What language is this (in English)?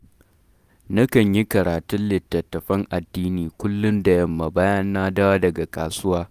Hausa